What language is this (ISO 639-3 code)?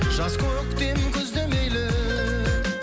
kaz